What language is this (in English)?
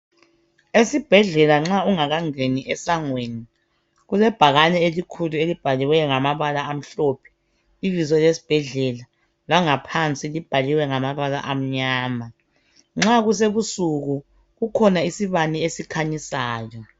North Ndebele